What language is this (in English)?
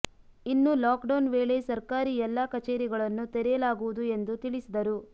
Kannada